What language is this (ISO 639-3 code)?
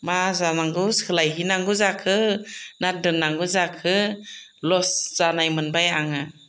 brx